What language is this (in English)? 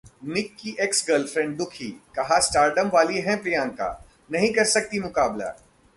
Hindi